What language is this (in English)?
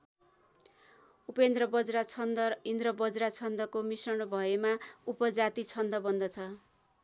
Nepali